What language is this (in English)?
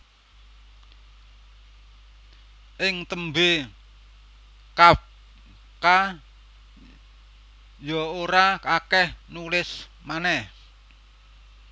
Javanese